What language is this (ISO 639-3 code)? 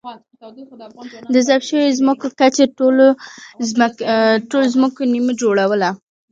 pus